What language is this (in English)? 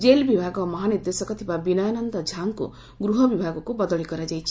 Odia